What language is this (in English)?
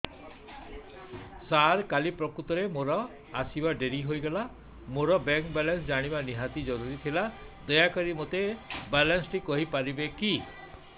Odia